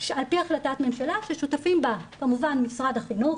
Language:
Hebrew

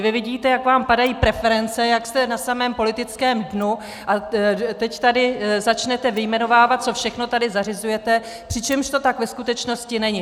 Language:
Czech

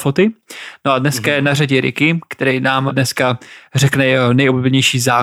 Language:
Czech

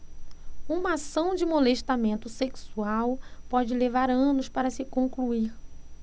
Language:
Portuguese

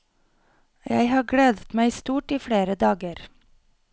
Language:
Norwegian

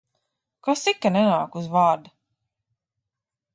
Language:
Latvian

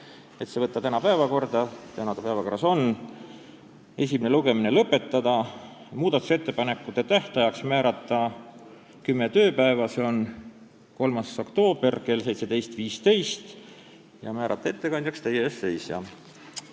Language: Estonian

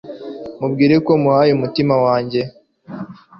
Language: Kinyarwanda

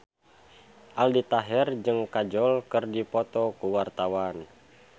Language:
Sundanese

